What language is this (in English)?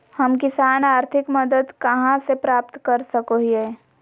Magahi